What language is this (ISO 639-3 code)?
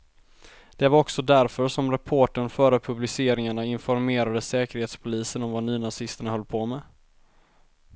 swe